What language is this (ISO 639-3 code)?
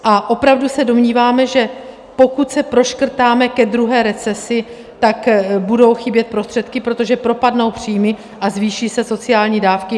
ces